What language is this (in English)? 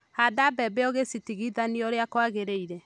Kikuyu